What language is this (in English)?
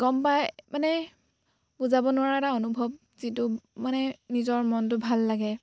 Assamese